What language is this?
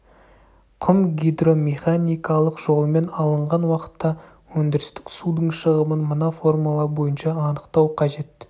Kazakh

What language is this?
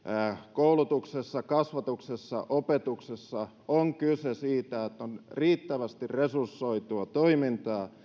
Finnish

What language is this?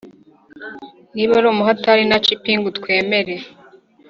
Kinyarwanda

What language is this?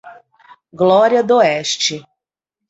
Portuguese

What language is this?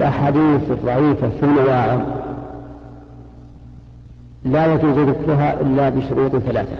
Arabic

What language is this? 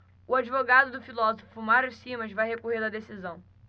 Portuguese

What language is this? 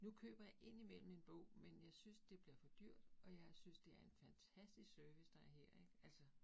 Danish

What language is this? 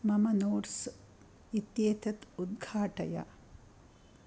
Sanskrit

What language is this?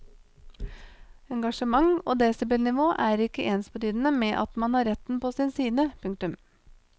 Norwegian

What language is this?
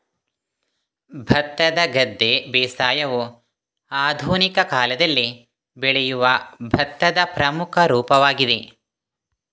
Kannada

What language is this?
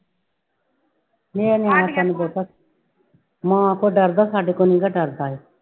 Punjabi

